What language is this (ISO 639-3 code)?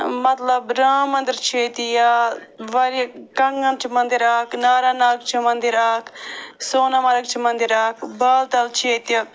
kas